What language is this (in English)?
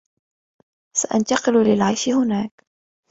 Arabic